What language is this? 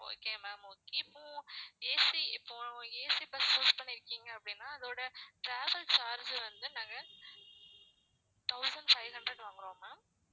Tamil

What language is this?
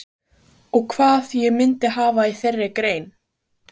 Icelandic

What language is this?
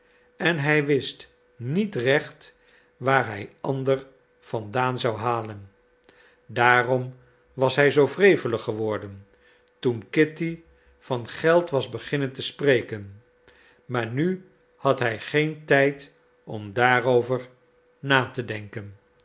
Dutch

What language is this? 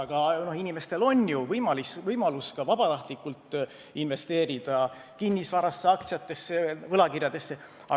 Estonian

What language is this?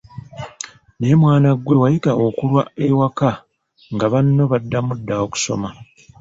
Ganda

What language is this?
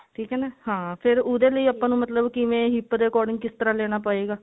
Punjabi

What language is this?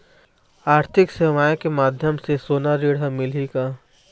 Chhattisgarhi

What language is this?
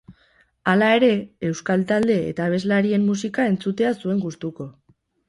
Basque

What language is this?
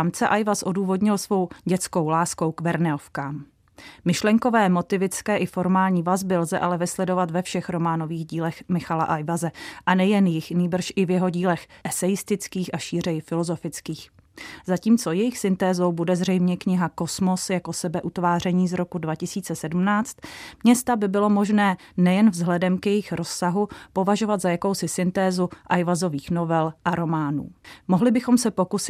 Czech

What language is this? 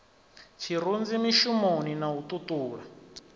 Venda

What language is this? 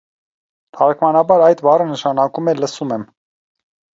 Armenian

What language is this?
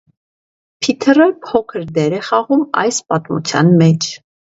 Armenian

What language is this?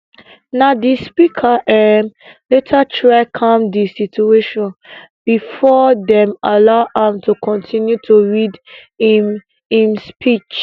Nigerian Pidgin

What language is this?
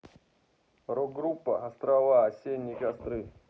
Russian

